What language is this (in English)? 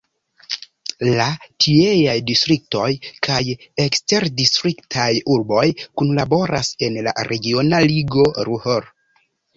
Esperanto